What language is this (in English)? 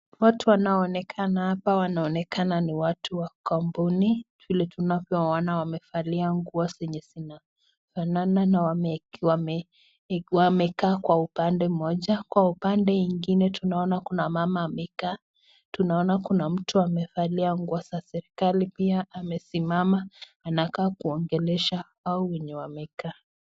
Swahili